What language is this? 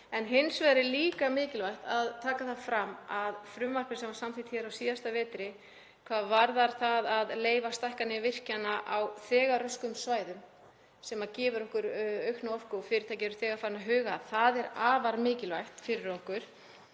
Icelandic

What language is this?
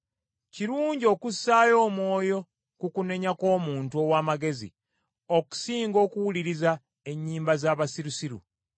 Ganda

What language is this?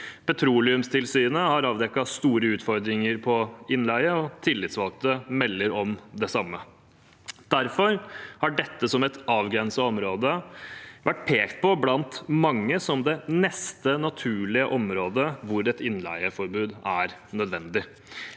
Norwegian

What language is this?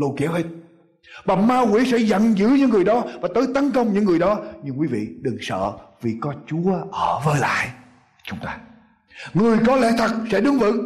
Vietnamese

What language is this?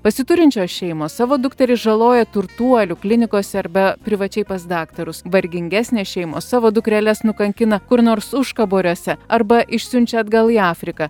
Lithuanian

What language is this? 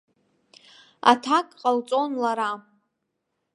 Abkhazian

